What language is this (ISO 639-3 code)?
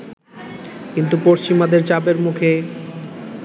ben